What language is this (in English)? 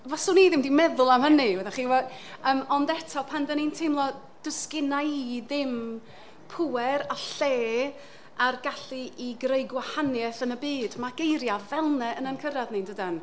Welsh